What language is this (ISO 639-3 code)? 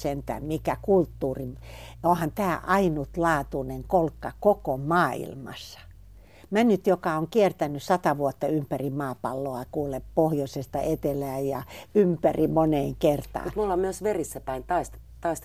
fin